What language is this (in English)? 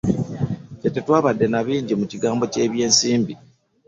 Ganda